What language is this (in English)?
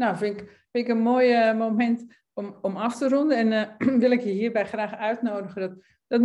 Dutch